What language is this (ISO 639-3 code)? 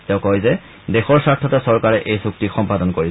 asm